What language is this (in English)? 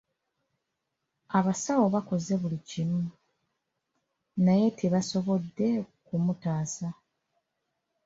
Ganda